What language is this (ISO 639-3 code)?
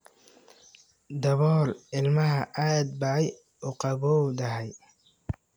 som